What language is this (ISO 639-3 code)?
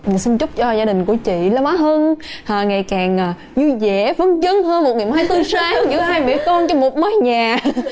vie